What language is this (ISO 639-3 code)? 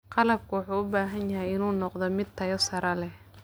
som